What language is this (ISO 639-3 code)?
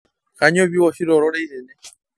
mas